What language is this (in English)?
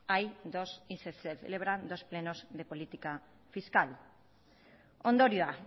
Spanish